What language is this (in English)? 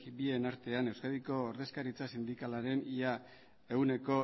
Basque